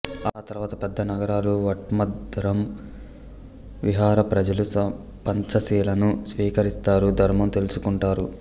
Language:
Telugu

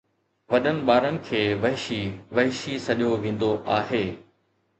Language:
Sindhi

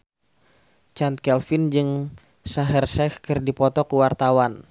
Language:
Sundanese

